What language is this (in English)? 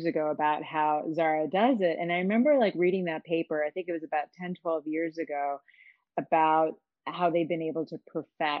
English